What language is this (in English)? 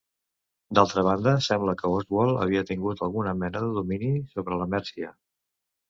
Catalan